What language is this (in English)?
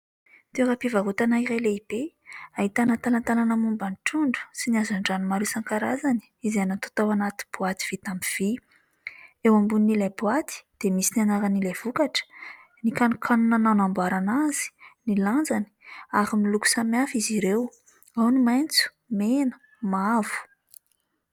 Malagasy